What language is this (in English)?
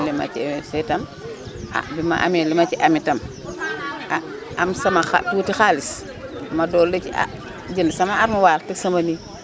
Wolof